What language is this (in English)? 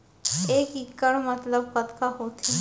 Chhattisgarhi